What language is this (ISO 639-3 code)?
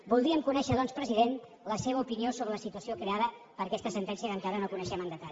cat